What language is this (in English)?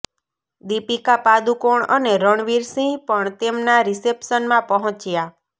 Gujarati